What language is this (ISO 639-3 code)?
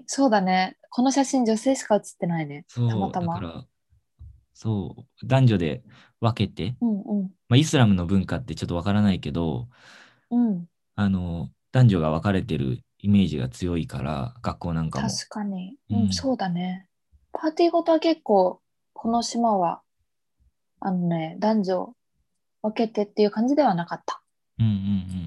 jpn